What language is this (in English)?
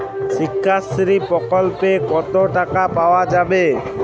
Bangla